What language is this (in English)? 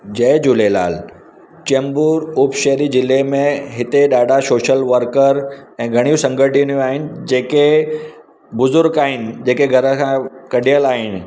Sindhi